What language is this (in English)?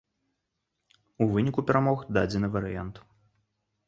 Belarusian